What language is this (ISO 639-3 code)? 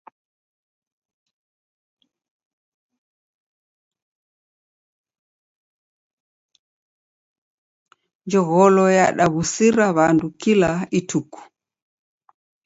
dav